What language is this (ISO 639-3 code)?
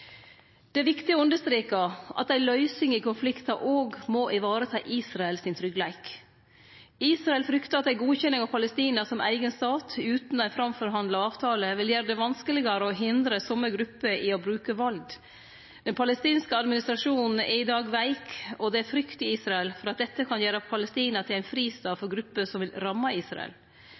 nno